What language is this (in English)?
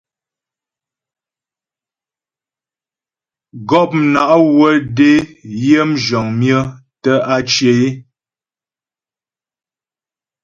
Ghomala